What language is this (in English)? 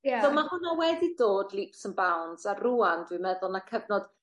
Welsh